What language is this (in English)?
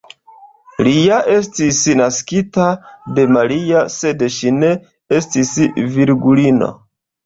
Esperanto